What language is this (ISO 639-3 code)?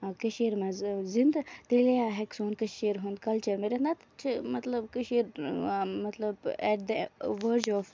kas